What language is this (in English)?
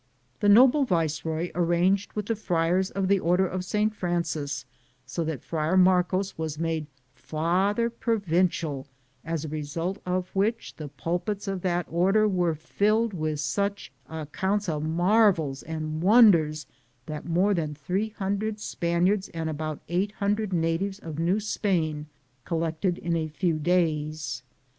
English